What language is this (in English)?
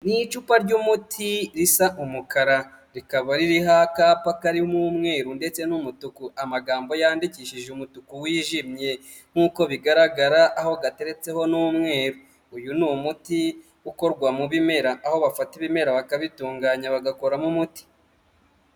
Kinyarwanda